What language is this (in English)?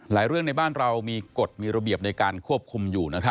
Thai